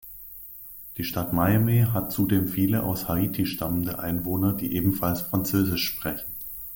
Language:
German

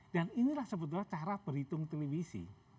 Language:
Indonesian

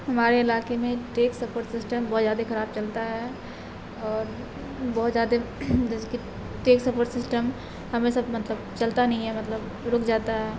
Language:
Urdu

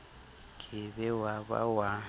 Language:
Southern Sotho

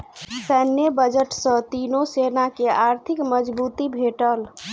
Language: Maithili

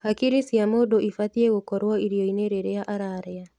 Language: Kikuyu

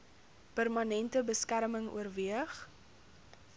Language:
Afrikaans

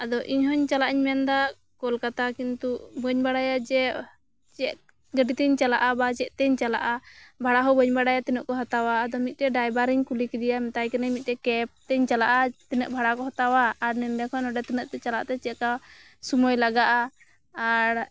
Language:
Santali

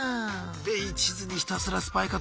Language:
Japanese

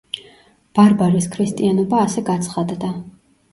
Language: Georgian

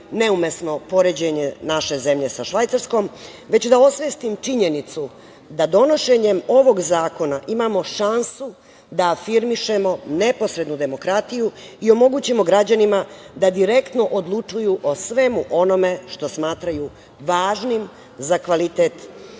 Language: Serbian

